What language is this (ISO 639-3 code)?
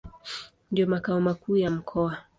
swa